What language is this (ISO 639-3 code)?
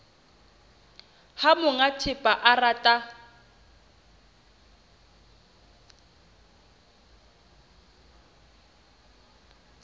sot